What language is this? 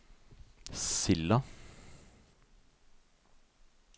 Norwegian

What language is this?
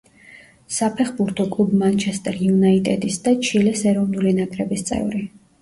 Georgian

